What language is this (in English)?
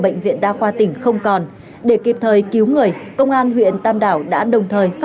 Vietnamese